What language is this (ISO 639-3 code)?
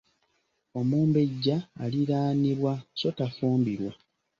lug